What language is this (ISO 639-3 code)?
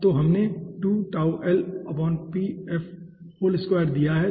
hin